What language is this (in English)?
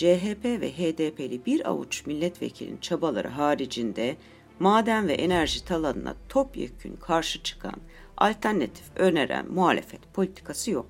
Turkish